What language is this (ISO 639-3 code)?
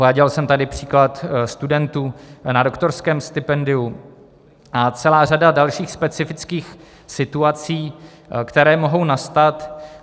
ces